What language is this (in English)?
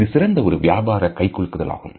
Tamil